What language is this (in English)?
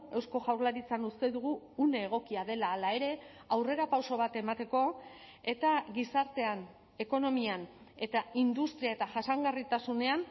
Basque